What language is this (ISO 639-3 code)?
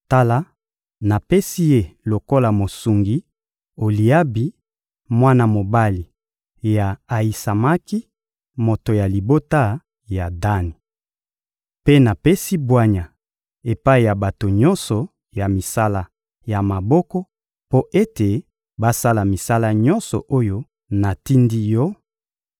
lin